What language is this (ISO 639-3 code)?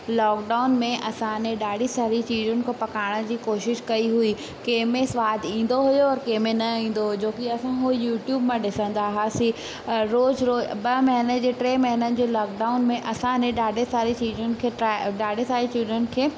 snd